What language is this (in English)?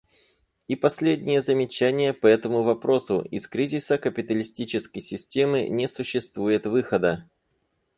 Russian